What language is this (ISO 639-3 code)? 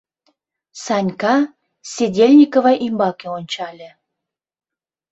chm